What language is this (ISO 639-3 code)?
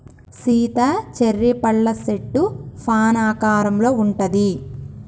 tel